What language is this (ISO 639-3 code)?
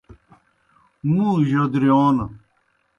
plk